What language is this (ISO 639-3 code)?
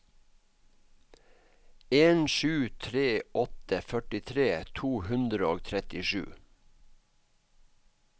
nor